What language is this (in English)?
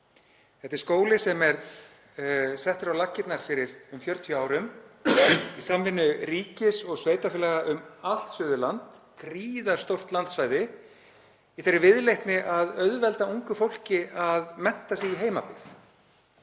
Icelandic